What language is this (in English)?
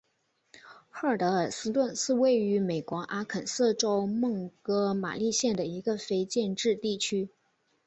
Chinese